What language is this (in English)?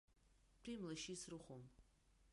Abkhazian